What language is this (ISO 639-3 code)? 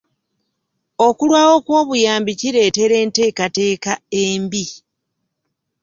lug